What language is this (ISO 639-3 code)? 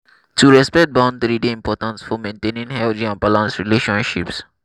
pcm